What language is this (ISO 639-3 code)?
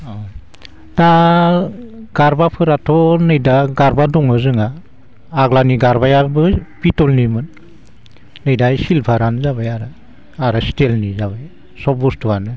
brx